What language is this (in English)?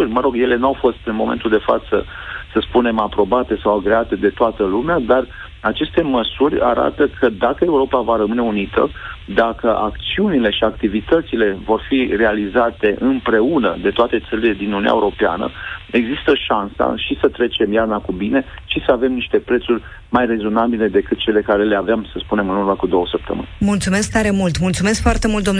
Romanian